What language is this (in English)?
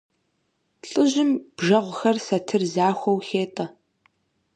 Kabardian